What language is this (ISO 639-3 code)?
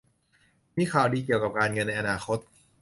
tha